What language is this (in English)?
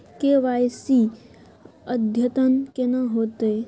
Maithili